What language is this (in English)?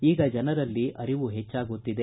Kannada